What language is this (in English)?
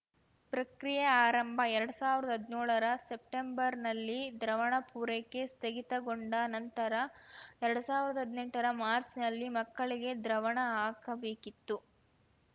Kannada